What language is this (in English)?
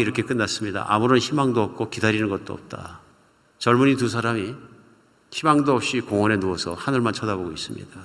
Korean